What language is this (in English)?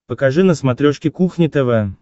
Russian